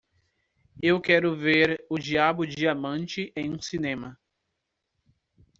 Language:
Portuguese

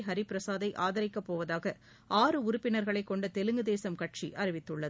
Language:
Tamil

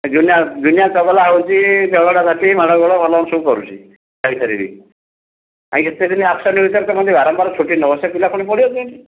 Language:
Odia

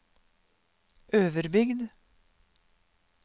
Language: Norwegian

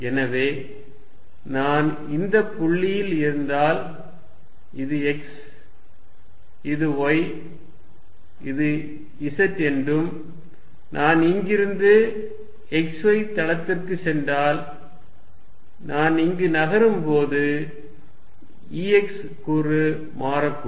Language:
Tamil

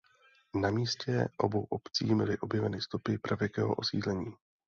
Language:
Czech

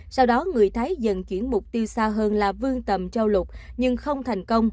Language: Vietnamese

